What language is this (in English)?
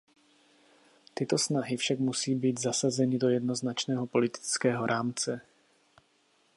Czech